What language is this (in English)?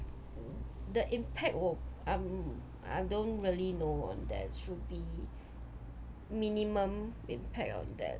English